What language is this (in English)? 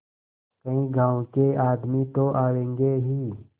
Hindi